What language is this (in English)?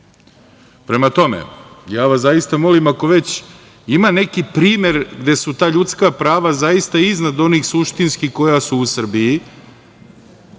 Serbian